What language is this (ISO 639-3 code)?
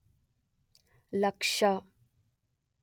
kan